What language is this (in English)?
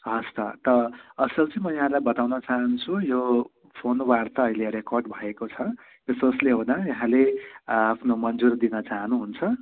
Nepali